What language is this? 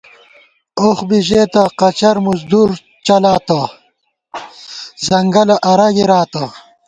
Gawar-Bati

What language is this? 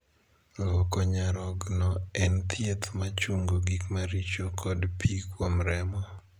Luo (Kenya and Tanzania)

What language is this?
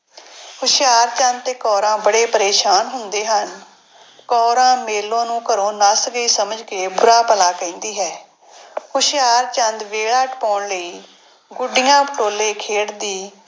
Punjabi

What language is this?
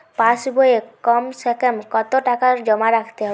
Bangla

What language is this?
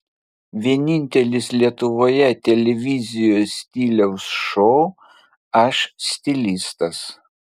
Lithuanian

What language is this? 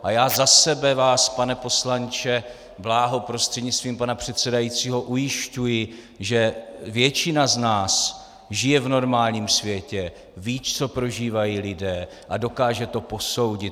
Czech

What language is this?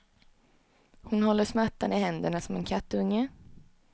Swedish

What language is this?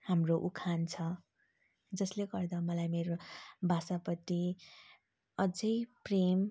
Nepali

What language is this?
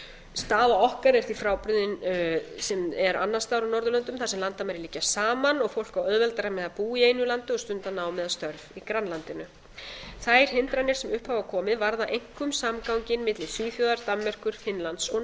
Icelandic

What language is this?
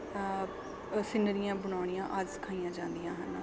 Punjabi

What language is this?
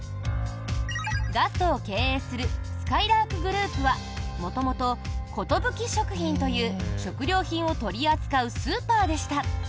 Japanese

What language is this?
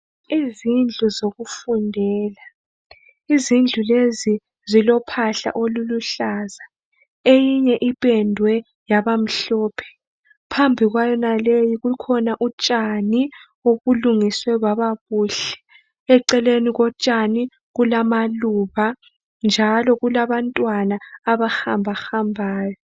North Ndebele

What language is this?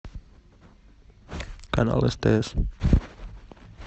Russian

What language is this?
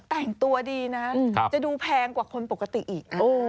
Thai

